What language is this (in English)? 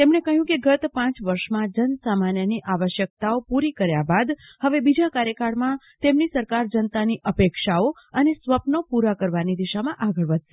Gujarati